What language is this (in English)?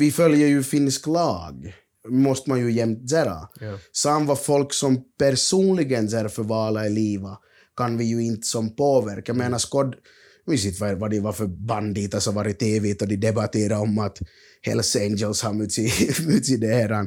Swedish